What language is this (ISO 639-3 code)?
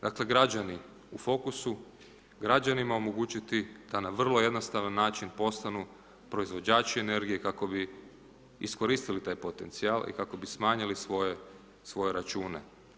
hrv